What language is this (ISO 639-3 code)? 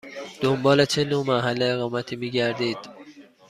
fas